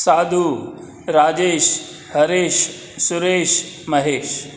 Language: Sindhi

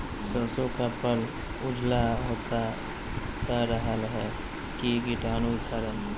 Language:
Magahi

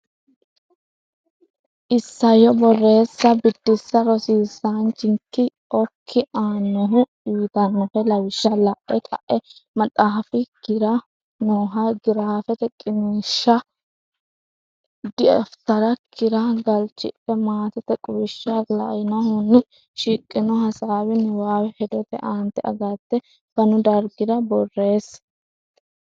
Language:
Sidamo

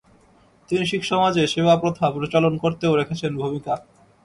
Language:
Bangla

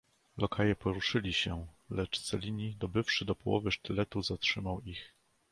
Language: Polish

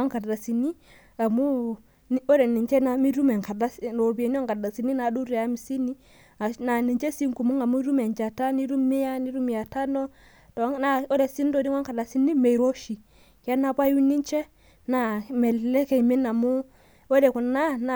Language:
Masai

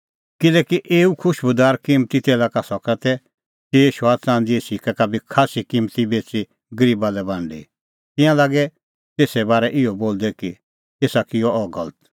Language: Kullu Pahari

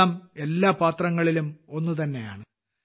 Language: Malayalam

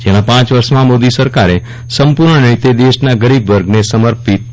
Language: Gujarati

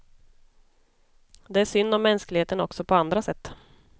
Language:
Swedish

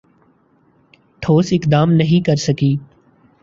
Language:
Urdu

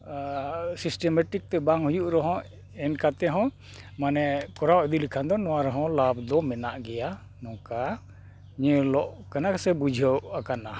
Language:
Santali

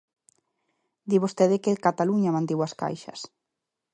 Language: Galician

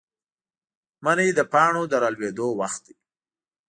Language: Pashto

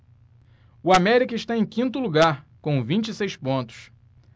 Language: Portuguese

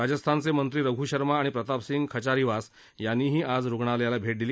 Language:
Marathi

